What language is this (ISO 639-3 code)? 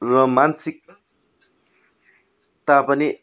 nep